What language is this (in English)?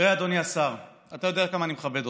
Hebrew